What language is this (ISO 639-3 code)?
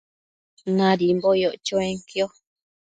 mcf